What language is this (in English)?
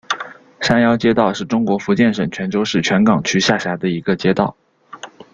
Chinese